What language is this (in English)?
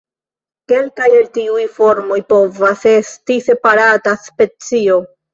Esperanto